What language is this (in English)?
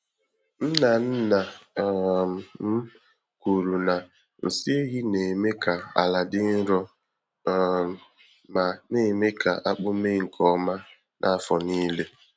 Igbo